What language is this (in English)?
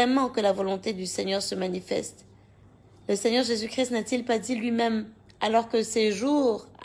French